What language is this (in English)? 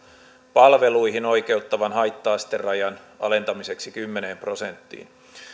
Finnish